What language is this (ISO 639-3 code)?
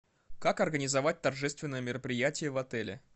rus